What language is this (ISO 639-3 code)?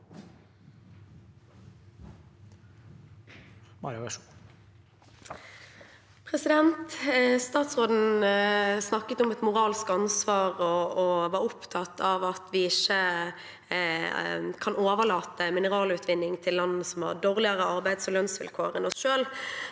nor